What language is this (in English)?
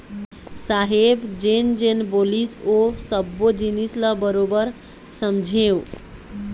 Chhattisgarhi